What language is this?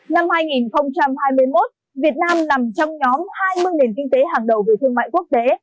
Vietnamese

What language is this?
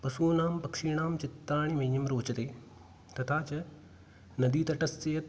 Sanskrit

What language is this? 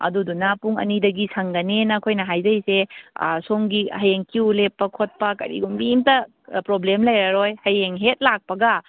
Manipuri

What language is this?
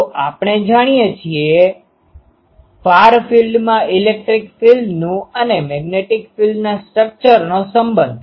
Gujarati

